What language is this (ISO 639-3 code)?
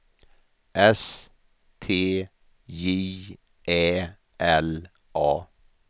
swe